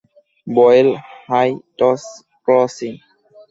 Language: Bangla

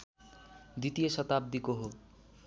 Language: Nepali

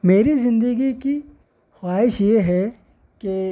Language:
Urdu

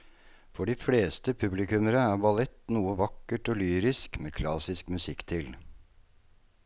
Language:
Norwegian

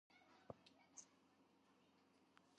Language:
Georgian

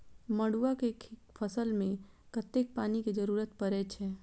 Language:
Maithili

